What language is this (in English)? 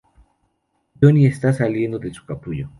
Spanish